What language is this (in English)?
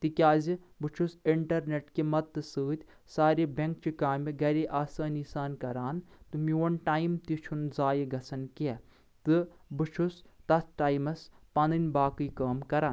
Kashmiri